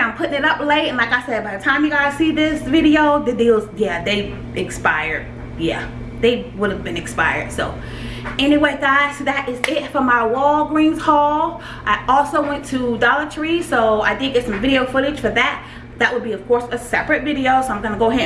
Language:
English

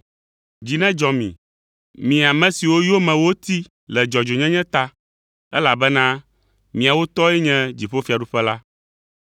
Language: Ewe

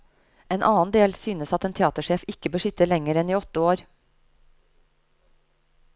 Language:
Norwegian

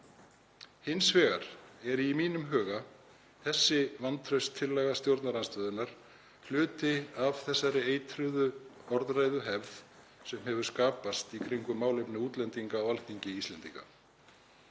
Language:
Icelandic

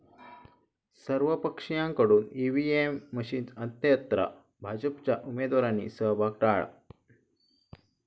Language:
Marathi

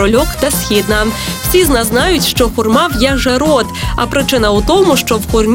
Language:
Ukrainian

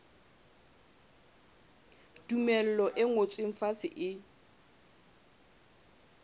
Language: Southern Sotho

